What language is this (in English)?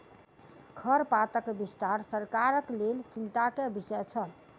Maithili